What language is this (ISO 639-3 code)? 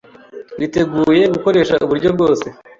kin